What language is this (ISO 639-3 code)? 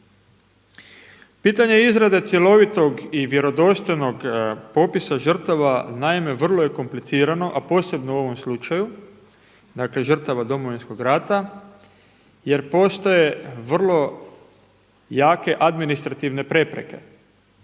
hrv